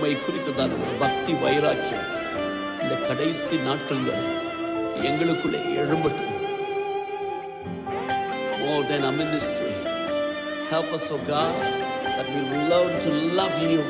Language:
Urdu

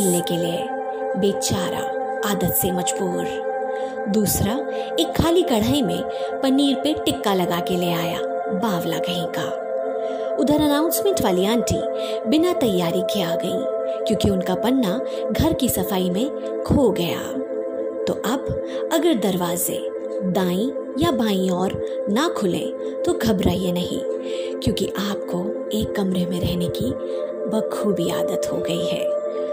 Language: Hindi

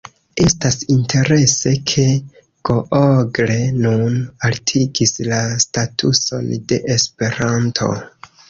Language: Esperanto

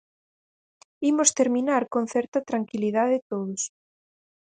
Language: Galician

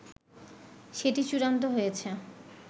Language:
Bangla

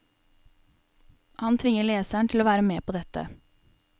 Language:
Norwegian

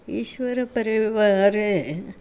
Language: Sanskrit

